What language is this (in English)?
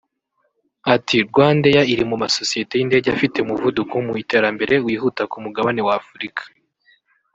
Kinyarwanda